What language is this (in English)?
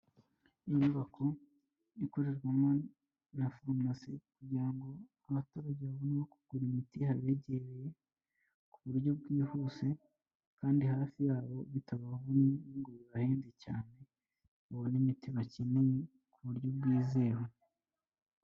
Kinyarwanda